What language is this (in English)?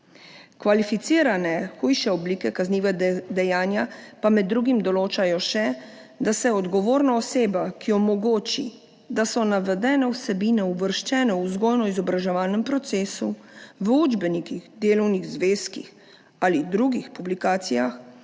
Slovenian